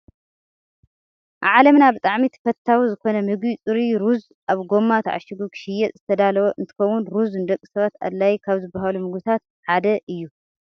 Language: Tigrinya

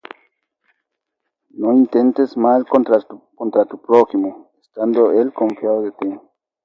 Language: Spanish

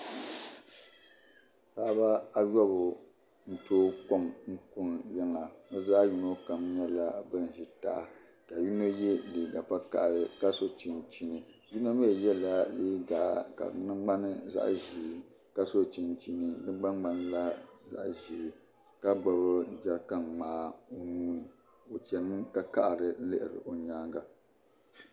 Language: Dagbani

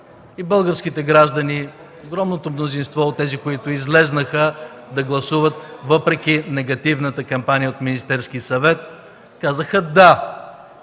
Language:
Bulgarian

